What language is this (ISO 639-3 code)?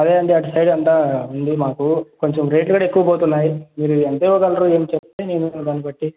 tel